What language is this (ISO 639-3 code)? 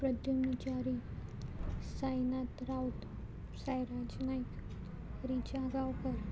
kok